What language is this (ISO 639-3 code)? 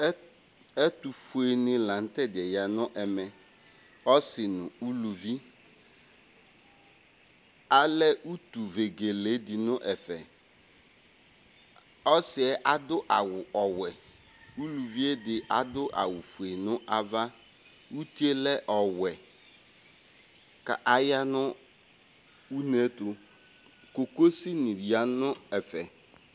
kpo